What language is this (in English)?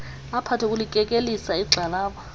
Xhosa